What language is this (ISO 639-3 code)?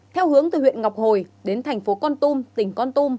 vie